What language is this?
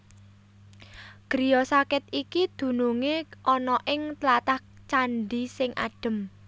Javanese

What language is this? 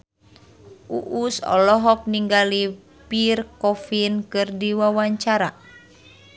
Sundanese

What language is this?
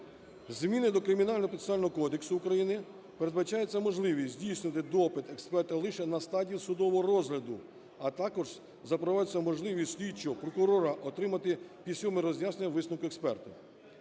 Ukrainian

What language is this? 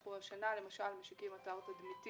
Hebrew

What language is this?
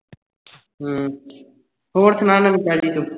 Punjabi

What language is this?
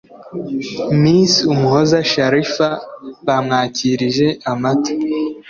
Kinyarwanda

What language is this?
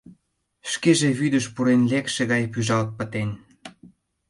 Mari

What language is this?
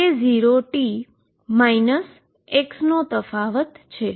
Gujarati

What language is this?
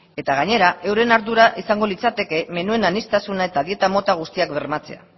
Basque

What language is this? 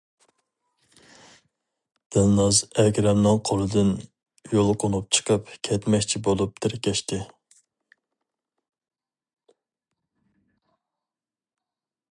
Uyghur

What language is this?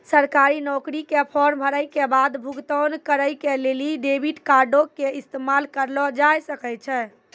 Maithili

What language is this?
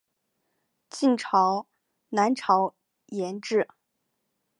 Chinese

